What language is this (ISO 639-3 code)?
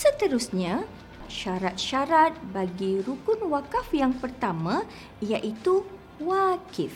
msa